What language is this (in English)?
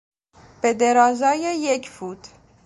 Persian